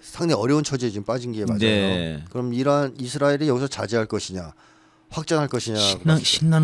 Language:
Korean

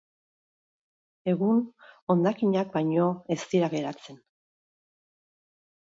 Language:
Basque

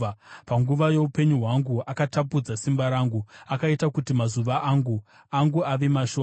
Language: Shona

